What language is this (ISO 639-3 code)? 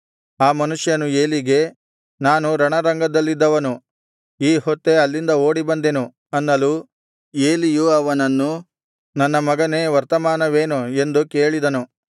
kan